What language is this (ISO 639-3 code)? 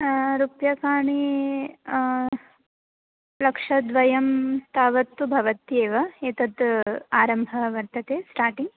san